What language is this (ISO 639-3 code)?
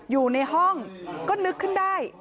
tha